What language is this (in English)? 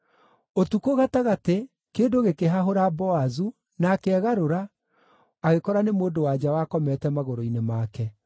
Kikuyu